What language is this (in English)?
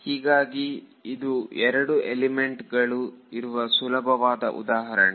Kannada